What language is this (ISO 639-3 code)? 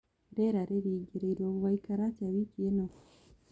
kik